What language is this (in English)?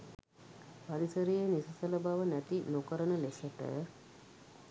Sinhala